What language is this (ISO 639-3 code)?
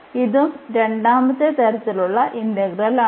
mal